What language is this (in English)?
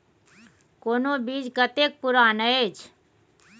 Maithili